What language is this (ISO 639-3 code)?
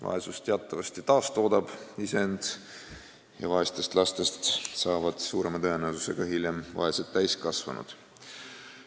est